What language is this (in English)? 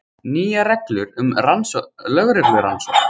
Icelandic